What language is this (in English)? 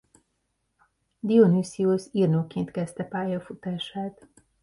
Hungarian